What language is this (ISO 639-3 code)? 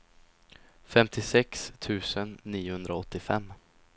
swe